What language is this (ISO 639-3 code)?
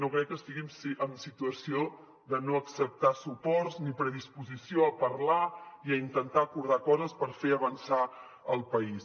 cat